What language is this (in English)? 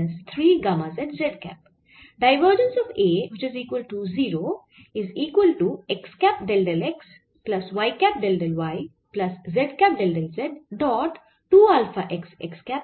Bangla